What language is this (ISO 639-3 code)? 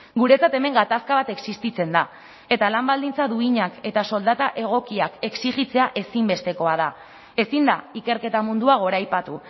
eus